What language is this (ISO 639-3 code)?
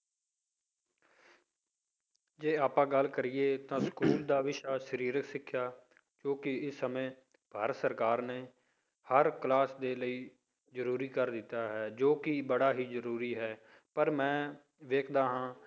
pan